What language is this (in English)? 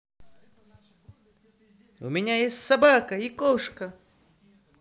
Russian